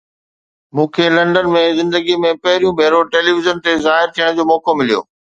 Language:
Sindhi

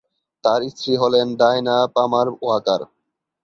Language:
Bangla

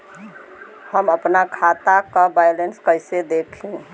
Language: Bhojpuri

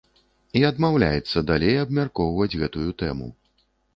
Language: Belarusian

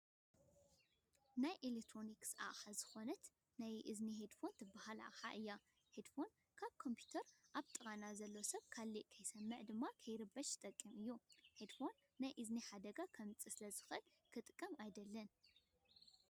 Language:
Tigrinya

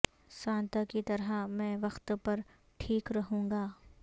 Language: Urdu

